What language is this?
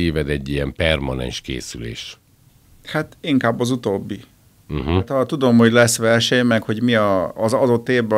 Hungarian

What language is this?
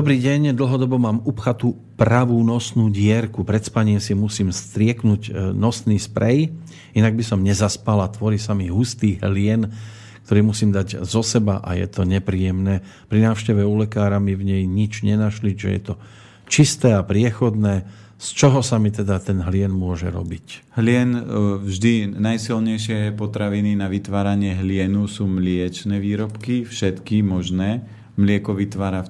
Slovak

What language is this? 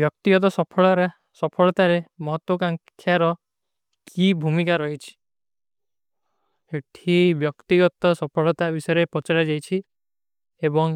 Kui (India)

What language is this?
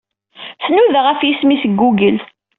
Kabyle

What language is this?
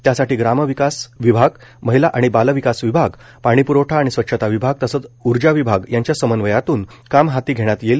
Marathi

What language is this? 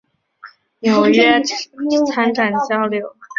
Chinese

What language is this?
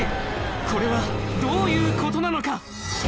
Japanese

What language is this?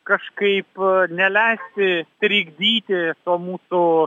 Lithuanian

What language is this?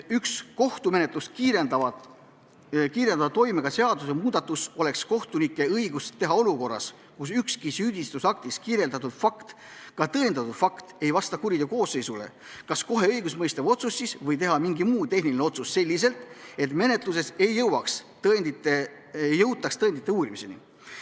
Estonian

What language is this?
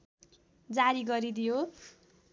Nepali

